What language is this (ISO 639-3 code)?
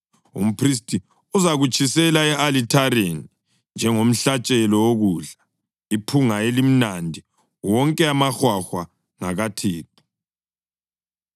nde